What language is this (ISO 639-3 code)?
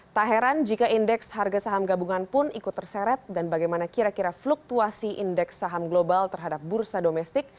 ind